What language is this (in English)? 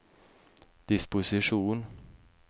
Norwegian